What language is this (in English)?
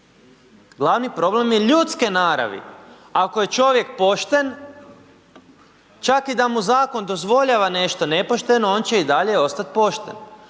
Croatian